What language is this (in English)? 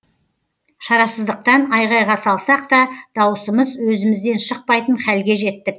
Kazakh